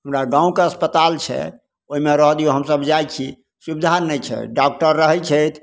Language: Maithili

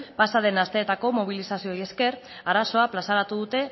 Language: Basque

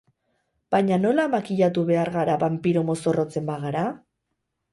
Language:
Basque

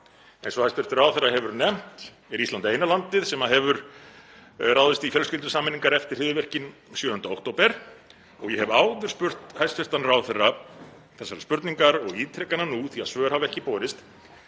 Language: Icelandic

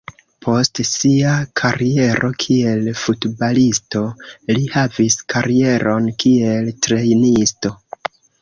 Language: Esperanto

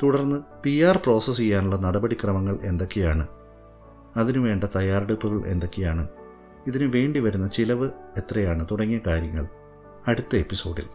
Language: Malayalam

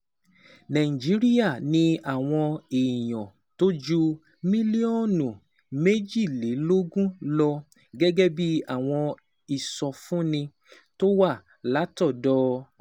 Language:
Yoruba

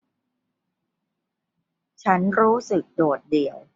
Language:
Thai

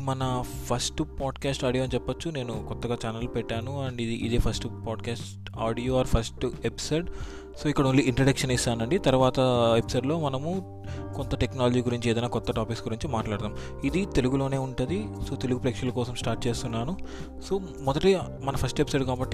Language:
Telugu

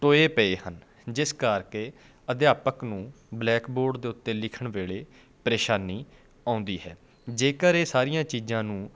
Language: Punjabi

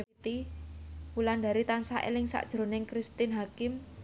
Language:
Javanese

